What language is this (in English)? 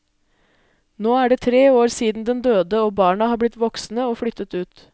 Norwegian